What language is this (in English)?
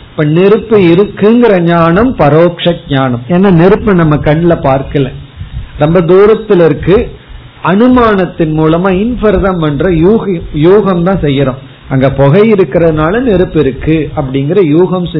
Tamil